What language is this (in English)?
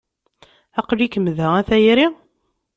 Kabyle